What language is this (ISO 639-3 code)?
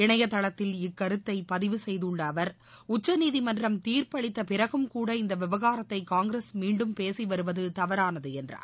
tam